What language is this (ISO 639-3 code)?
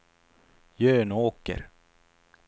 swe